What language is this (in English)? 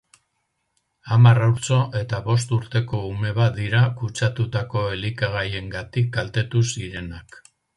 Basque